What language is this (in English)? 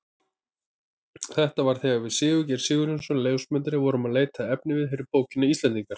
Icelandic